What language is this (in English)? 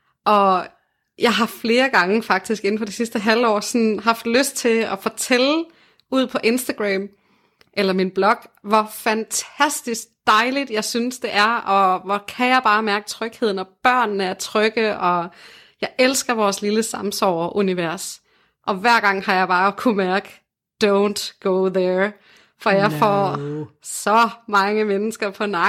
Danish